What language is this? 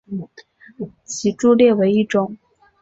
Chinese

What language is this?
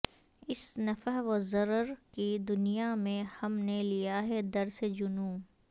Urdu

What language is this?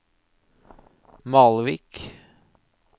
Norwegian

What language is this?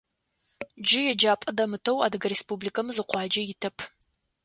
Adyghe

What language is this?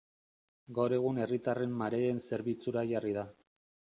Basque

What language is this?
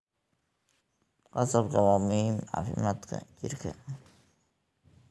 Somali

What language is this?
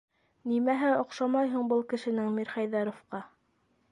Bashkir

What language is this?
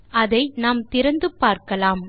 Tamil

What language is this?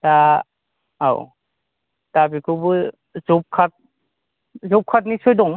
Bodo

